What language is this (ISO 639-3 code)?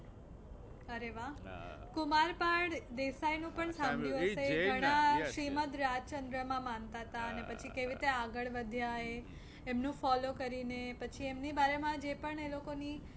guj